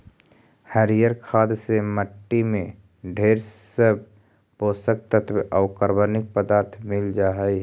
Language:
Magahi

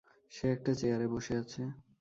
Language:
Bangla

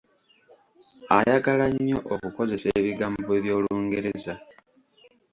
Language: Ganda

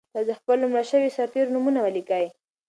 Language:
Pashto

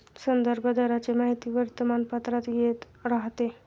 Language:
Marathi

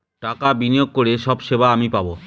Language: Bangla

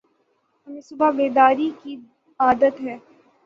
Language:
Urdu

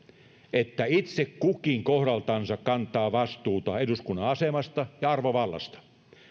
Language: Finnish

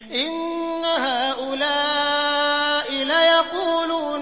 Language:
Arabic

